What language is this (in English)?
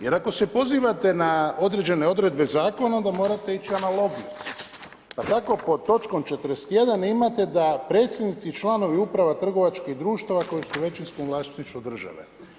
Croatian